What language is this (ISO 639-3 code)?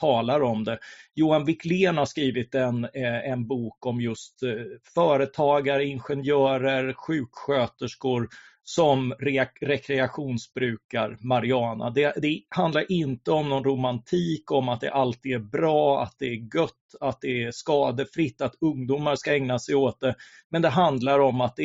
swe